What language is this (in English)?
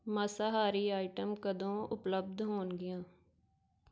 Punjabi